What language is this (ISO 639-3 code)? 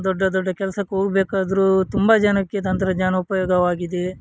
kan